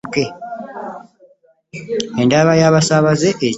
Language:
Ganda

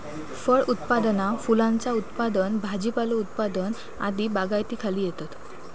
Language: Marathi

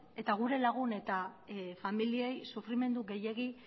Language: Basque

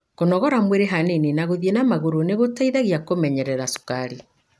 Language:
Kikuyu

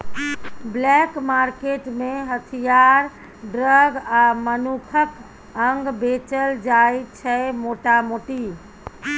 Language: Maithili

